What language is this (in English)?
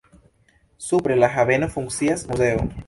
Esperanto